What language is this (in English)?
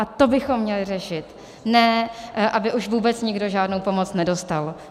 Czech